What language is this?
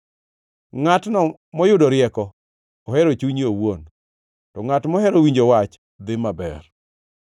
Luo (Kenya and Tanzania)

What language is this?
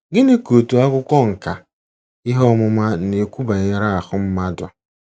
Igbo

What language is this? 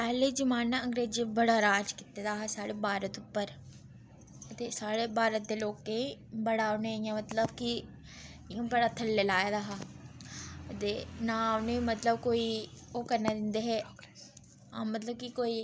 Dogri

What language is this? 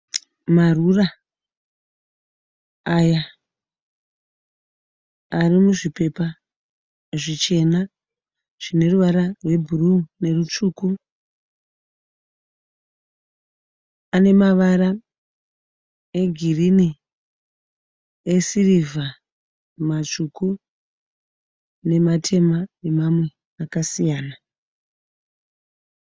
Shona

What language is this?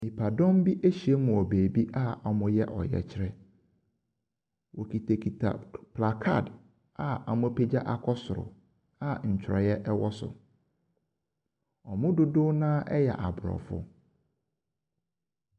Akan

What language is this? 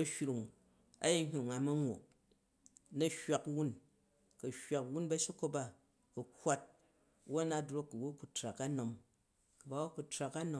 Jju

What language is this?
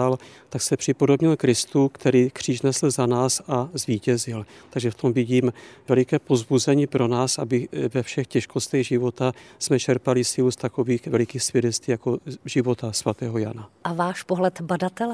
Czech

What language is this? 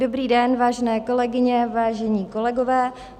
Czech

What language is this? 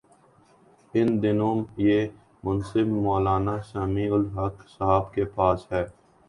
Urdu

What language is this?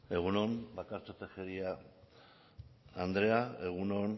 Basque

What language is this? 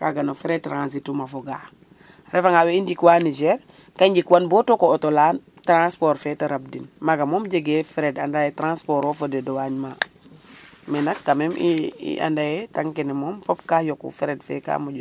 Serer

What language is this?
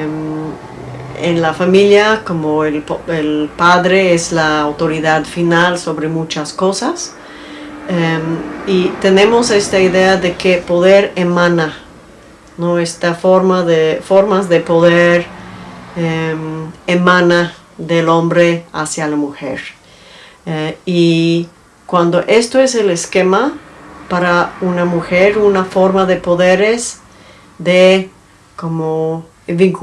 Spanish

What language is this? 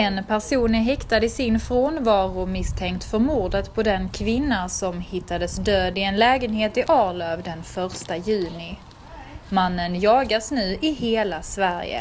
Swedish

